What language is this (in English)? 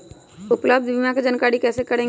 Magahi